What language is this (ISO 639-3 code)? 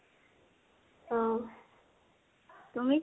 asm